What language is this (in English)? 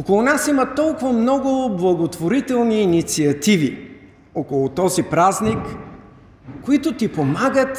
Bulgarian